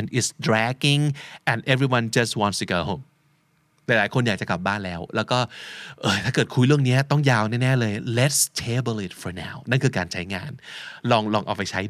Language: Thai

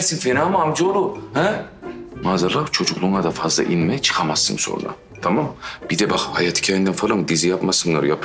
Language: Turkish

